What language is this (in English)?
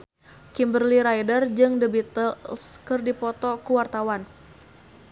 Sundanese